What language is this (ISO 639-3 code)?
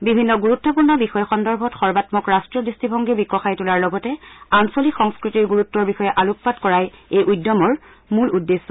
asm